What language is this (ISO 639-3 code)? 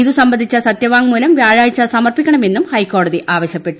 mal